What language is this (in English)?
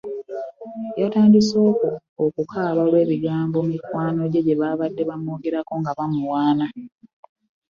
Ganda